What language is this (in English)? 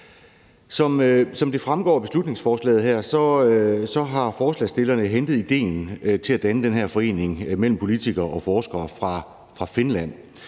Danish